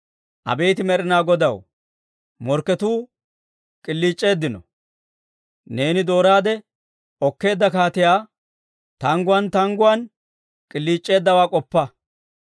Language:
Dawro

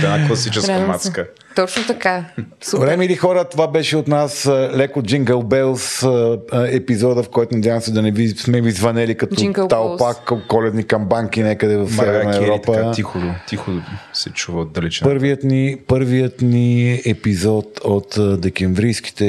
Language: Bulgarian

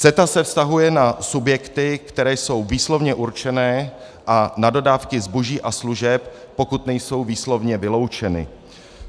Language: Czech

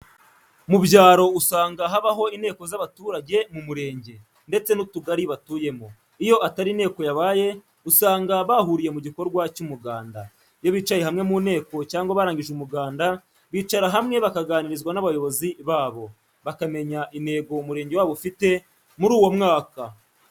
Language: Kinyarwanda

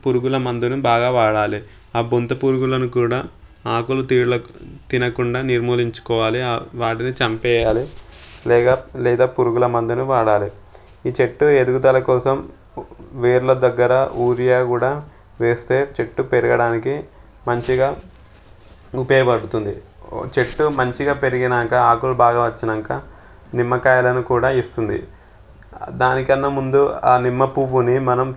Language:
Telugu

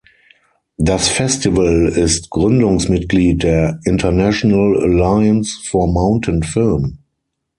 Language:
German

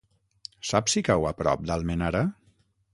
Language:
Catalan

